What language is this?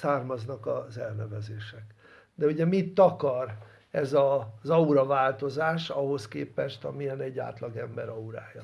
Hungarian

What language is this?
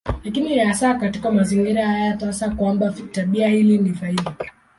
Swahili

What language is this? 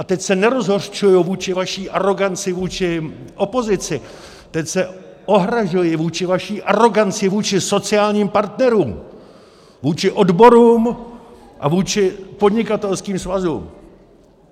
Czech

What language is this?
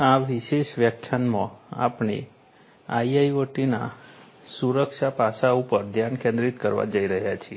Gujarati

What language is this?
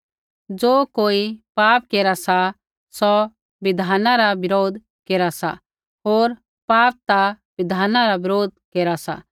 Kullu Pahari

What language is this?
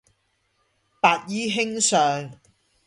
Cantonese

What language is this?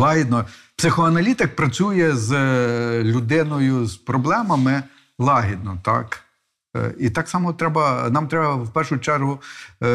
Ukrainian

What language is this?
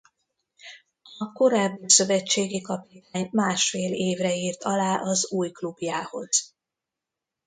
Hungarian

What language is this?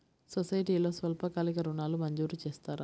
Telugu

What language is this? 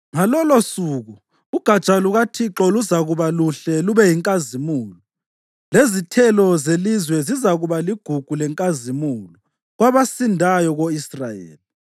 North Ndebele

